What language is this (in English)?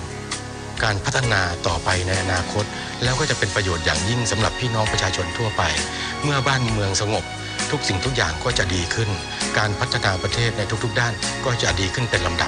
Thai